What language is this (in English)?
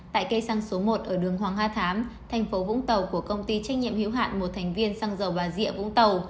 Vietnamese